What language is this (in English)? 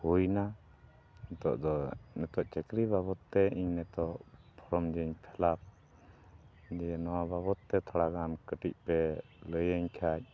Santali